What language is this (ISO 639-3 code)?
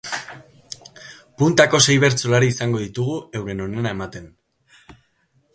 eus